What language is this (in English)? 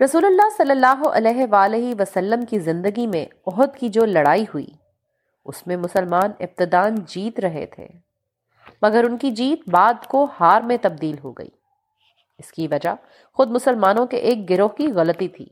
Urdu